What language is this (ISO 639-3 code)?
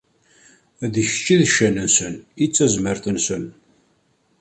kab